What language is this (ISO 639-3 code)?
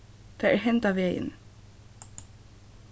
fao